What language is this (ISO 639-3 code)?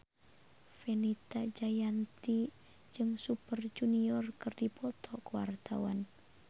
sun